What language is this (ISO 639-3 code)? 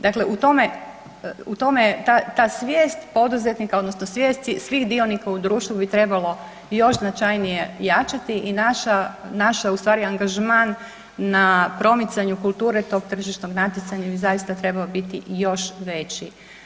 hrv